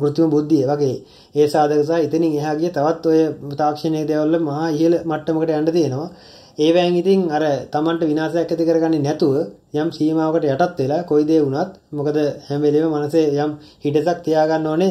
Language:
Hindi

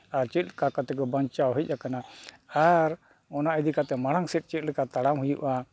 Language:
Santali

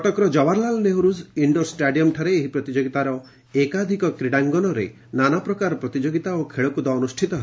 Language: Odia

